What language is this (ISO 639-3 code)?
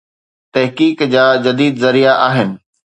snd